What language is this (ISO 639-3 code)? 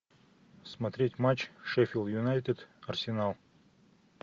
rus